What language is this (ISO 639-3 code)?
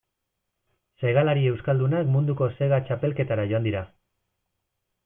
eus